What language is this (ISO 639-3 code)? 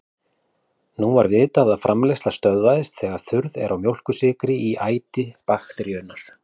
isl